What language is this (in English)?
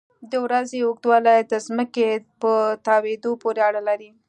Pashto